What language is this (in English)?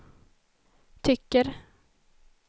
Swedish